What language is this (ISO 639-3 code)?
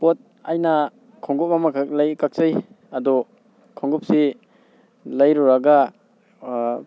mni